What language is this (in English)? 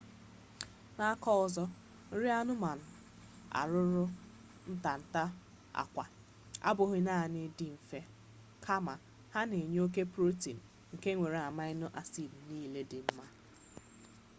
Igbo